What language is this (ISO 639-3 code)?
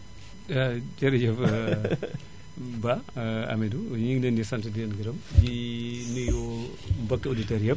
wol